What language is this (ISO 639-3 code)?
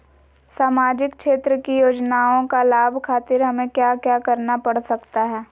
mag